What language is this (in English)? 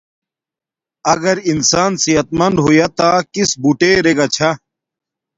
Domaaki